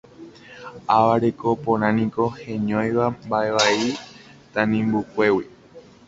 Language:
Guarani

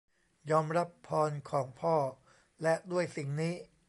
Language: Thai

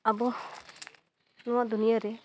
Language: Santali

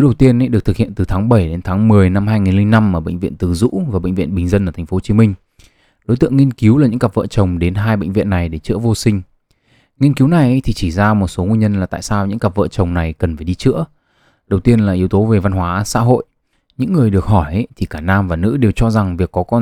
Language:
Vietnamese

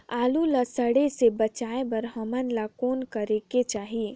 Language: Chhattisgarhi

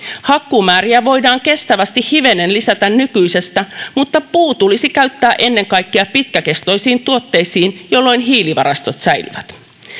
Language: Finnish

